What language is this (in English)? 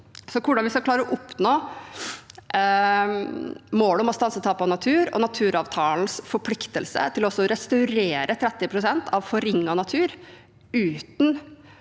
Norwegian